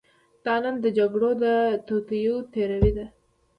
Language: Pashto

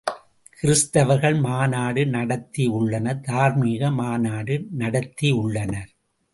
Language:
Tamil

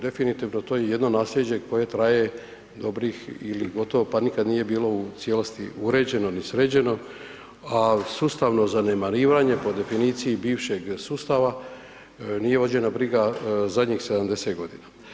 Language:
Croatian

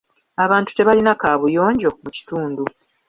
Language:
Ganda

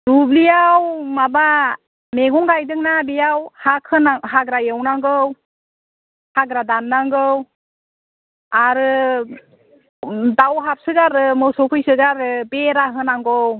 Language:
Bodo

